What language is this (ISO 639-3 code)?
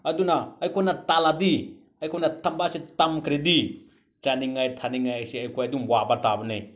mni